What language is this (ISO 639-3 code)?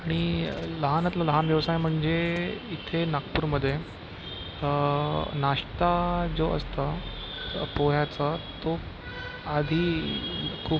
mar